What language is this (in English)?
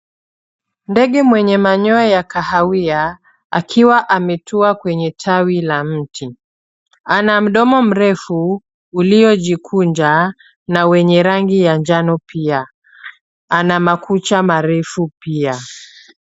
Swahili